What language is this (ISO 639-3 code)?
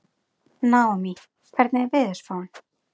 isl